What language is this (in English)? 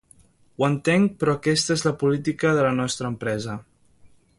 Catalan